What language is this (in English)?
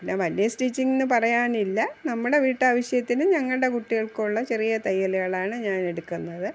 Malayalam